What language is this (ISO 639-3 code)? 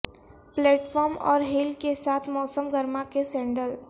urd